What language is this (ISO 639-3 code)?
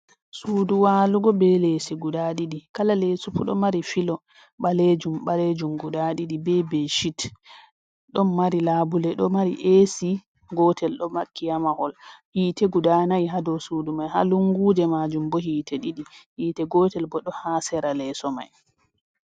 ful